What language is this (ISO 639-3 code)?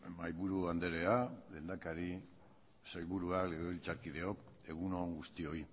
eus